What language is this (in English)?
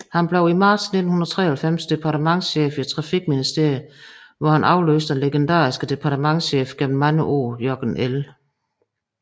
Danish